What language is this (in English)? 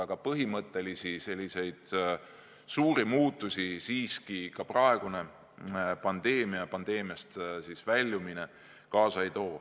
Estonian